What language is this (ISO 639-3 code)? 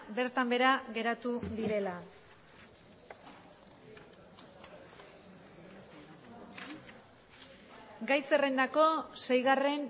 eus